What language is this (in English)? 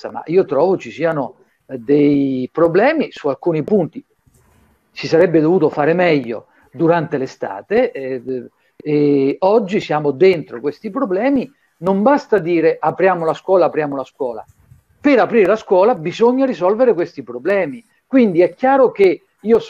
Italian